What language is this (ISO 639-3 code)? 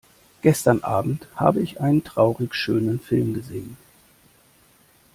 deu